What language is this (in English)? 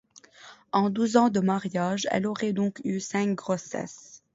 French